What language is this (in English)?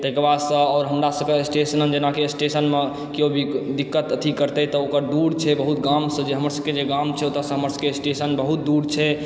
Maithili